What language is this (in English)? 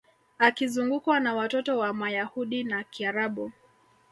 Swahili